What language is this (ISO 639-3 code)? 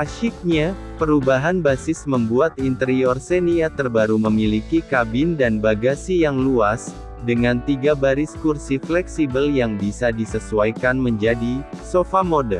ind